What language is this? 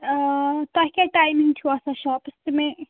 Kashmiri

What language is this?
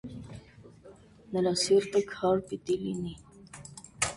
Armenian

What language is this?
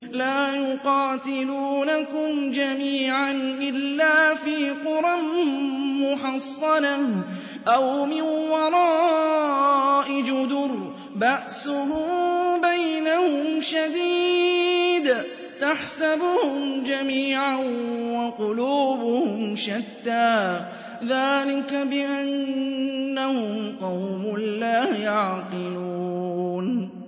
Arabic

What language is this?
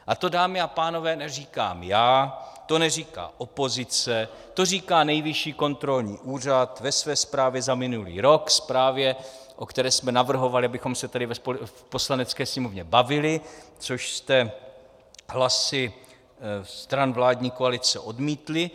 Czech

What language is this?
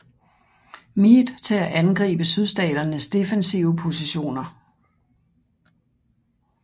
Danish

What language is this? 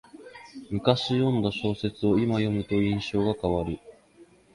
Japanese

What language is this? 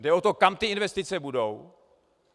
Czech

